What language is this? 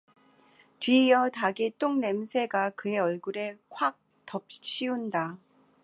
Korean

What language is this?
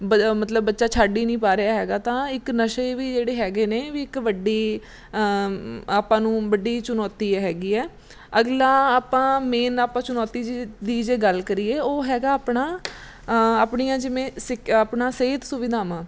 Punjabi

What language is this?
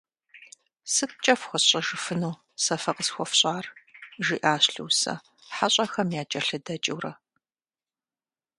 Kabardian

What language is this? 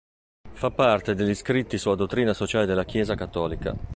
Italian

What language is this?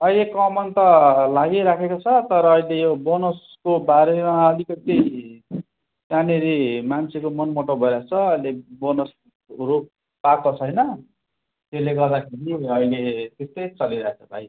Nepali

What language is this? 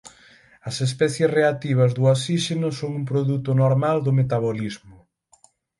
Galician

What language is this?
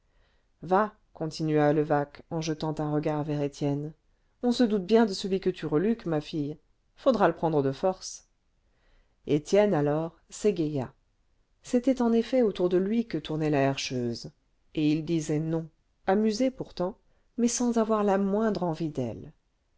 French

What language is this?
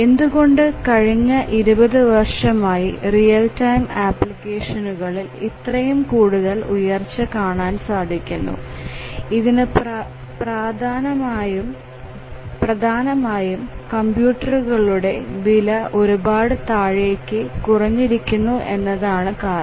Malayalam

